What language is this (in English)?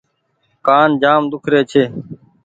Goaria